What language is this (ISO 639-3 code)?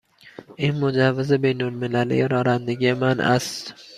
fas